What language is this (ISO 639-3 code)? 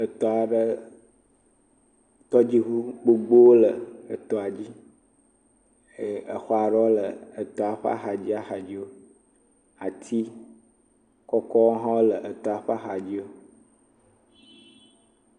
ewe